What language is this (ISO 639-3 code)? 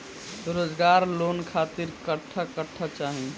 bho